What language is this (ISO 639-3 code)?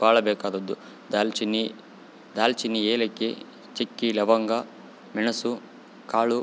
kan